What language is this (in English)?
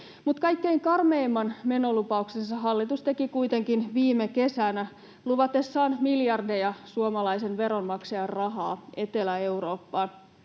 Finnish